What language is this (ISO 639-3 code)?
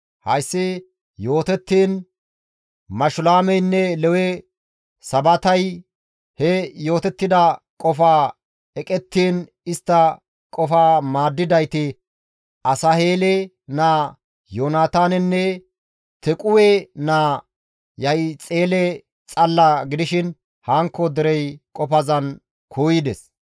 gmv